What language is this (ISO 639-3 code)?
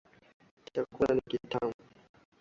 swa